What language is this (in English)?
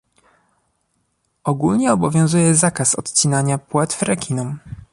Polish